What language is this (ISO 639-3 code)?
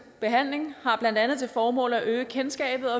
dan